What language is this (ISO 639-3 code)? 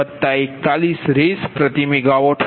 guj